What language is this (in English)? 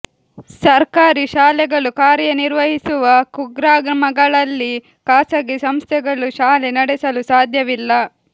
Kannada